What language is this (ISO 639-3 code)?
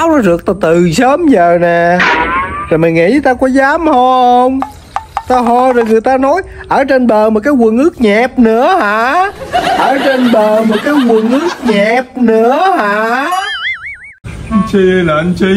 vie